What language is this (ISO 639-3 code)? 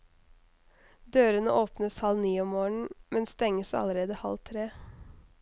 nor